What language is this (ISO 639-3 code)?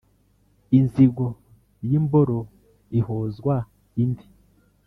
kin